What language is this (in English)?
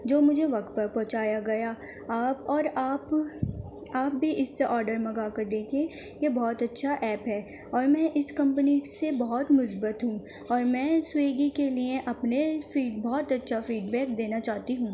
Urdu